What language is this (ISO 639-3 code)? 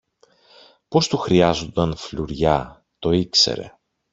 ell